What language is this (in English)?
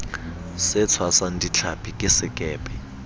Southern Sotho